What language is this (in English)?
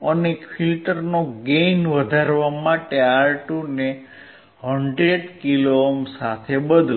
Gujarati